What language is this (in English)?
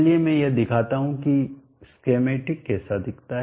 Hindi